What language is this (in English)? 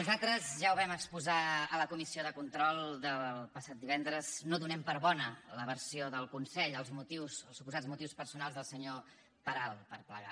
Catalan